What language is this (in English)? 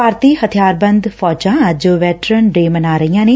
Punjabi